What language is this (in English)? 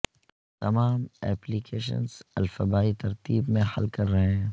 Urdu